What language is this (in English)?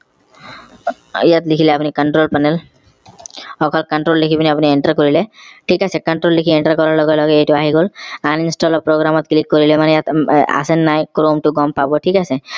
Assamese